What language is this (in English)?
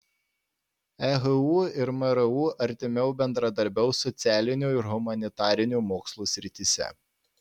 Lithuanian